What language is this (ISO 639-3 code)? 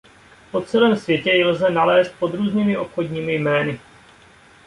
ces